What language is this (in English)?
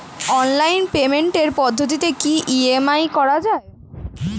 Bangla